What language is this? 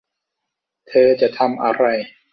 Thai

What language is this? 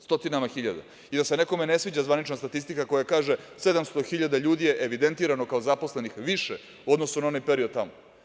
Serbian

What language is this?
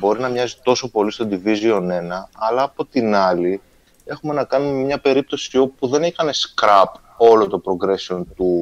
Greek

